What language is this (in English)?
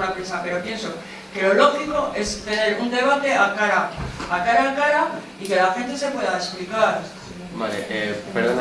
Spanish